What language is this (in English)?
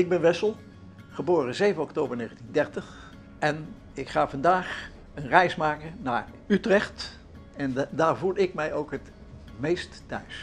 Dutch